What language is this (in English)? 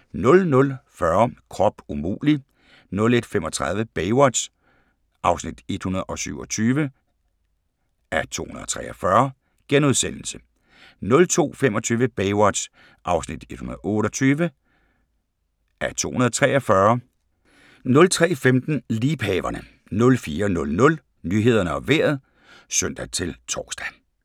Danish